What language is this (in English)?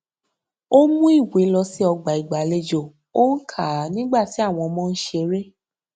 Yoruba